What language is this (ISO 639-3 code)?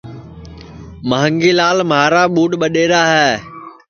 ssi